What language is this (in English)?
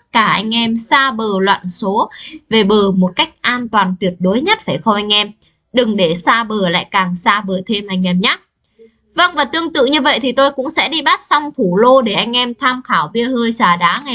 Vietnamese